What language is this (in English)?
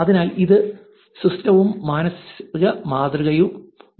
Malayalam